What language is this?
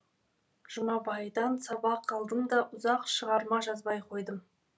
Kazakh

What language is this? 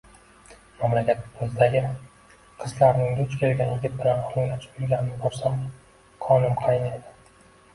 Uzbek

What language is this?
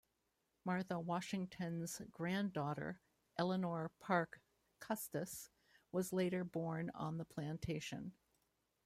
English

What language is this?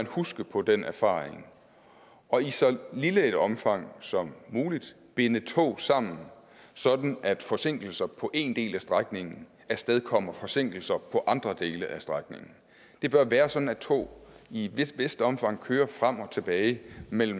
Danish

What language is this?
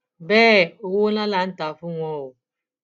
Yoruba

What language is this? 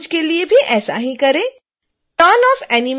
Hindi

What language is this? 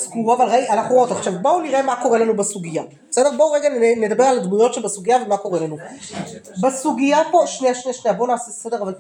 Hebrew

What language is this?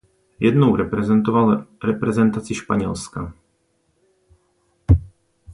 Czech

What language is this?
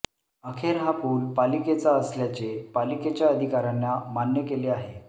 Marathi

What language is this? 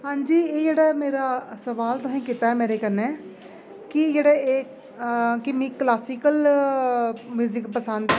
Dogri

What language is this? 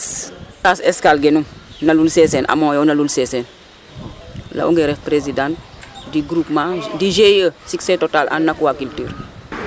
Serer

